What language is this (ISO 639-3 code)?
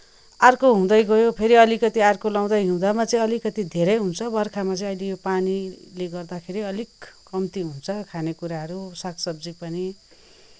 nep